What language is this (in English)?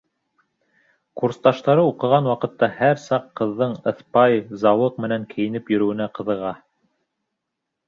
Bashkir